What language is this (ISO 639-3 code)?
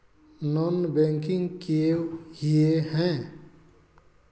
mag